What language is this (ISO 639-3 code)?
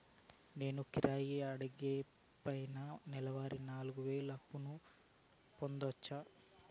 tel